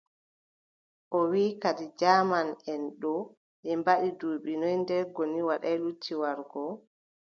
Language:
Adamawa Fulfulde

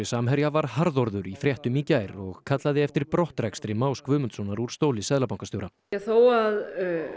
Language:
Icelandic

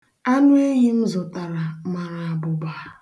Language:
Igbo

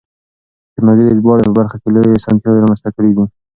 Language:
Pashto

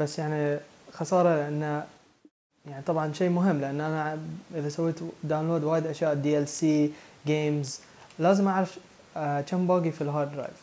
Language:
Arabic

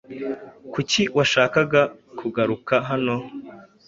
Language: Kinyarwanda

